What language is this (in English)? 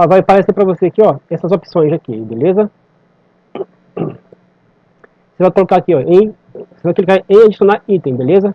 Portuguese